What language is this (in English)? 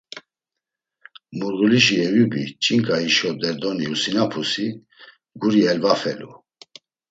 Laz